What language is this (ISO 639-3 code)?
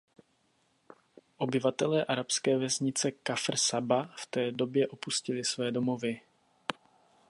ces